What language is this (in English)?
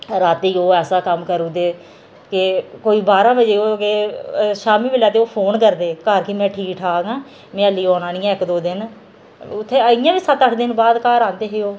Dogri